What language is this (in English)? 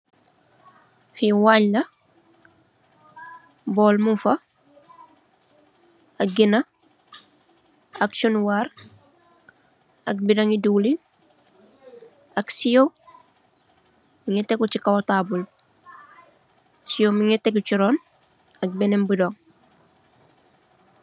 Wolof